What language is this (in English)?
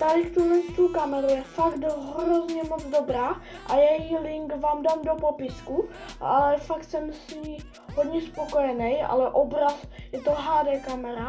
Czech